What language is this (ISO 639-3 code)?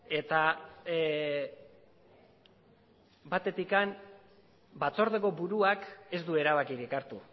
eus